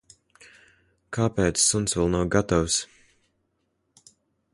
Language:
Latvian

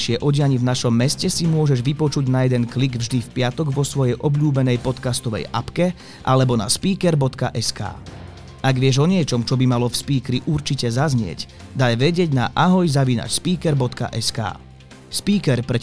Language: Slovak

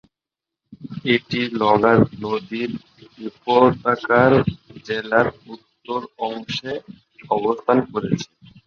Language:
Bangla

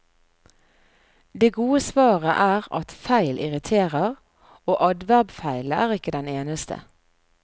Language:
Norwegian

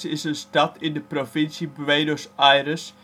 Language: Dutch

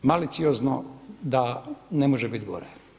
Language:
Croatian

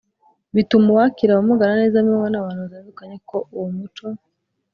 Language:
Kinyarwanda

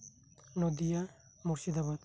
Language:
Santali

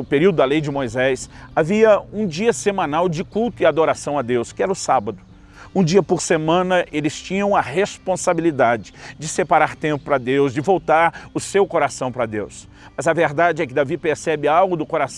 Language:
Portuguese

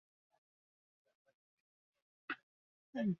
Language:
Ganda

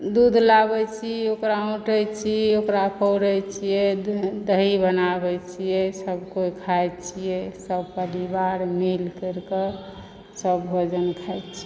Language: Maithili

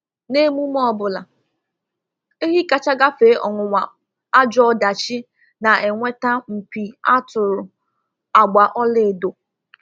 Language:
Igbo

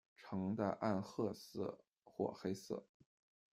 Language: Chinese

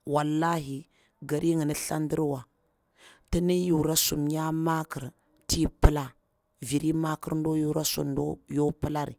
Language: Bura-Pabir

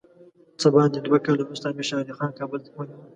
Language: Pashto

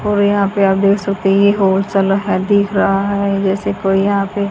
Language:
Hindi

